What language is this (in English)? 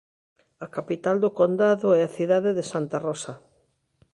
Galician